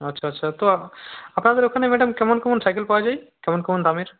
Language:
Bangla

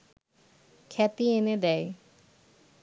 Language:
Bangla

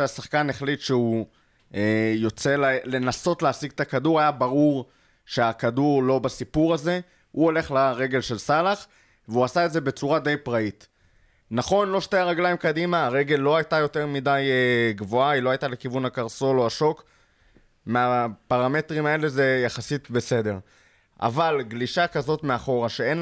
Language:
Hebrew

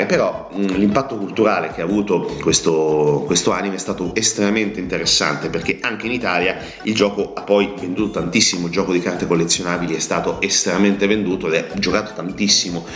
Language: Italian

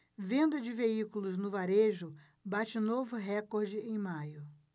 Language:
Portuguese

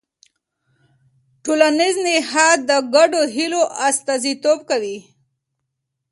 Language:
Pashto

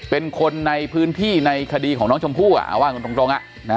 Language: Thai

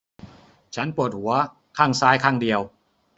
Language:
Thai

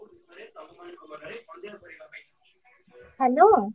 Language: Odia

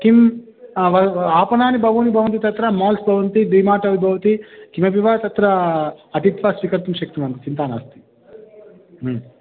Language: Sanskrit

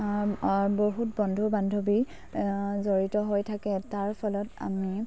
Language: Assamese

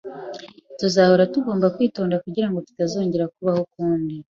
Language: Kinyarwanda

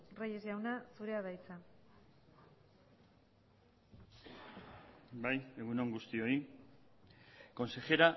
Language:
Basque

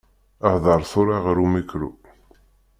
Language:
Kabyle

